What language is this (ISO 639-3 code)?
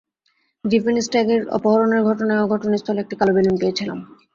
ben